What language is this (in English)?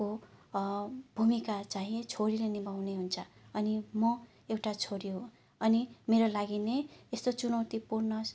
Nepali